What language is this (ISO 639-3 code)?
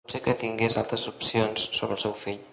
cat